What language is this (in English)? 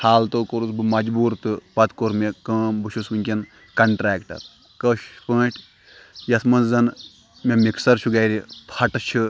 Kashmiri